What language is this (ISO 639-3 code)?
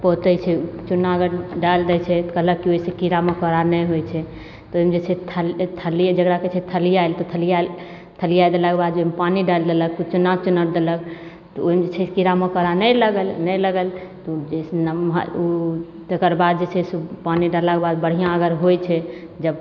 mai